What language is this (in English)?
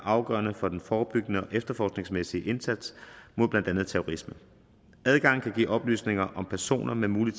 Danish